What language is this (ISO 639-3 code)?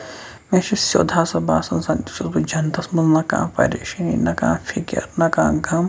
kas